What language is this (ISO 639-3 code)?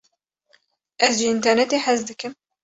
kur